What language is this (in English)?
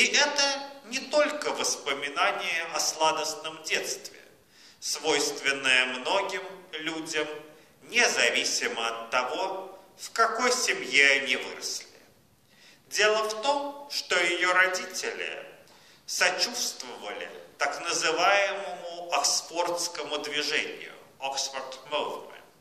Russian